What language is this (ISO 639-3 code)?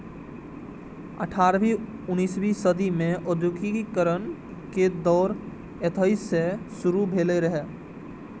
mai